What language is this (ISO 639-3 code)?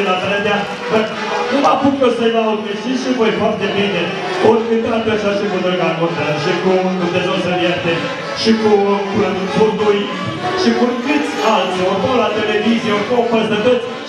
ron